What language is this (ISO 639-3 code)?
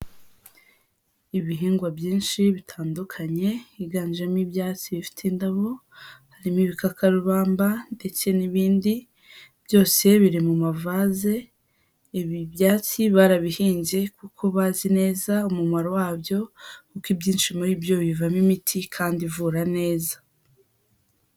kin